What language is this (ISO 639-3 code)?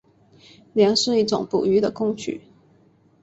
zho